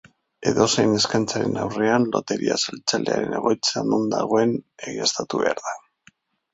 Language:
Basque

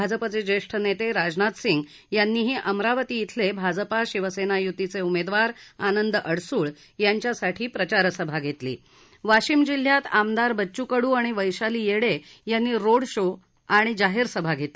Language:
Marathi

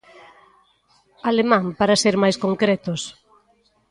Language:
Galician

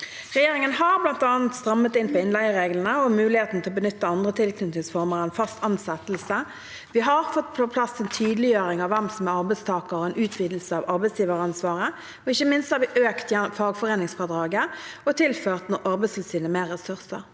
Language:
Norwegian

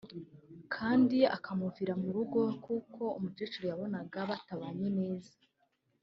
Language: Kinyarwanda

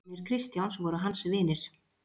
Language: Icelandic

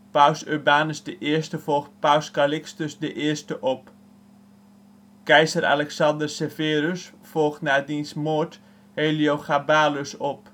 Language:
Dutch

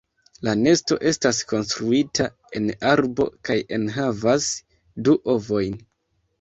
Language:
Esperanto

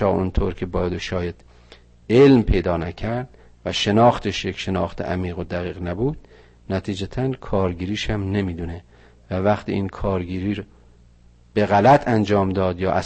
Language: Persian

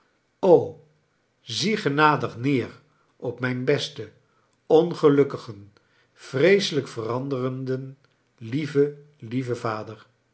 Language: Dutch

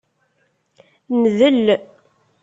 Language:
Kabyle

